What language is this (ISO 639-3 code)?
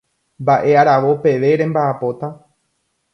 grn